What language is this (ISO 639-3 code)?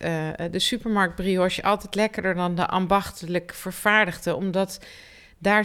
nld